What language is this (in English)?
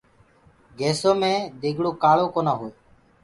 Gurgula